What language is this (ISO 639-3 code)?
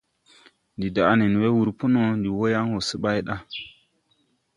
tui